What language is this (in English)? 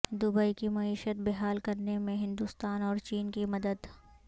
Urdu